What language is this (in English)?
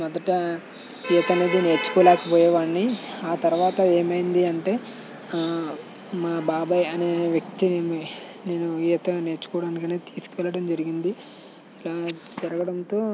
Telugu